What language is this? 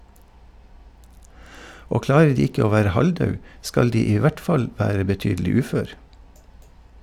Norwegian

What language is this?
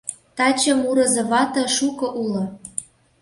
Mari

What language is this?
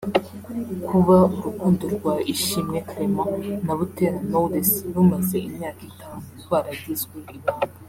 Kinyarwanda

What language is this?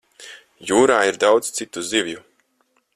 Latvian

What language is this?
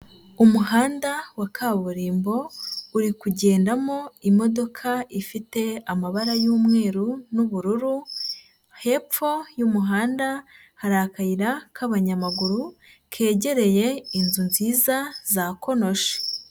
Kinyarwanda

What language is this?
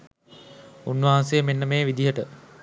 Sinhala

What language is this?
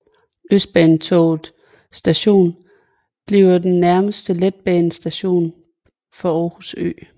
Danish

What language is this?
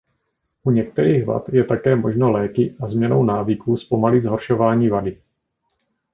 Czech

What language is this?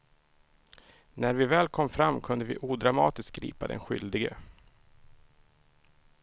Swedish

